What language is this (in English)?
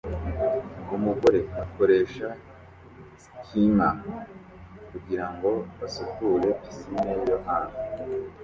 Kinyarwanda